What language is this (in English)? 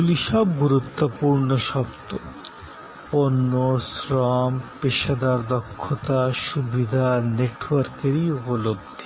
Bangla